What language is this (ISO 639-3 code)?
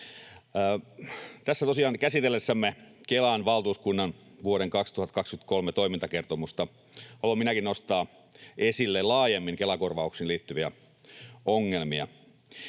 fin